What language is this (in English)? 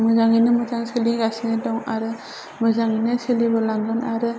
Bodo